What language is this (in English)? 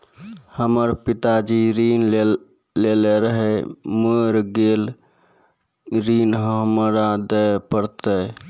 Maithili